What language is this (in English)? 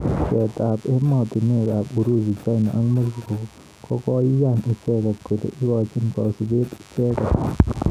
Kalenjin